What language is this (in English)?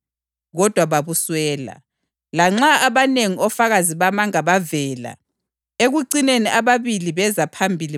North Ndebele